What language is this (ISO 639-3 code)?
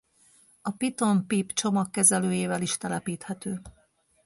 hun